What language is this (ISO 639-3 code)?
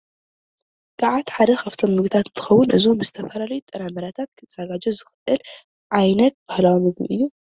tir